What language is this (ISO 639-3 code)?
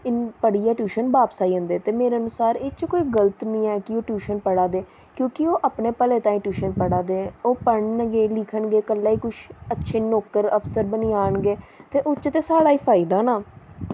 doi